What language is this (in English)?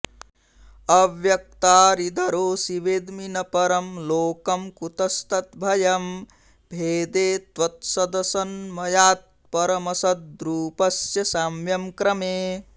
Sanskrit